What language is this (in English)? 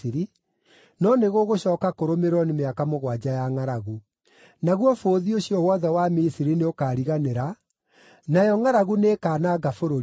Kikuyu